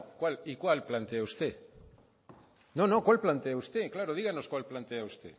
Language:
Spanish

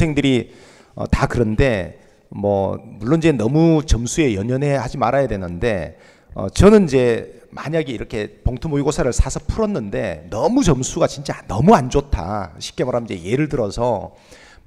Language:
Korean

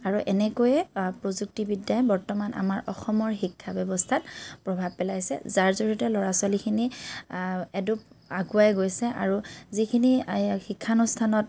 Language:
Assamese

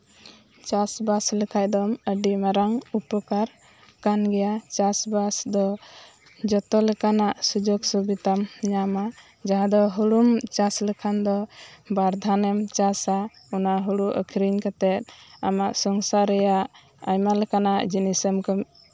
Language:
Santali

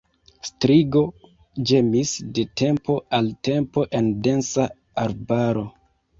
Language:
Esperanto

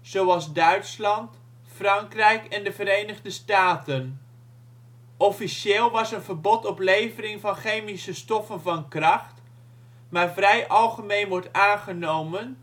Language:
Dutch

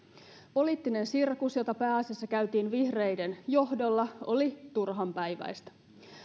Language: Finnish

